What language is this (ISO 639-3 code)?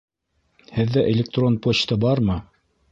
bak